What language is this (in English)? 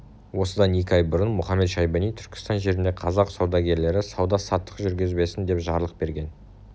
Kazakh